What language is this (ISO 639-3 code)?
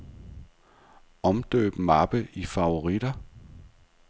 dan